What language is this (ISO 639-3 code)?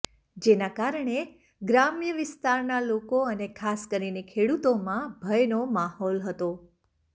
guj